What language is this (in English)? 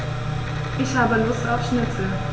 German